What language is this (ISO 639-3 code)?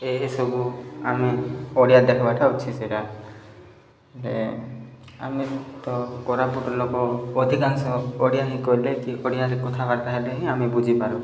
ori